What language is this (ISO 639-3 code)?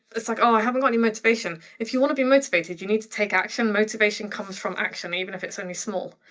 eng